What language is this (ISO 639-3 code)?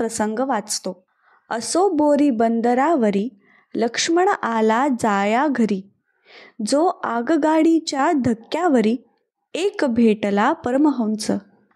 mar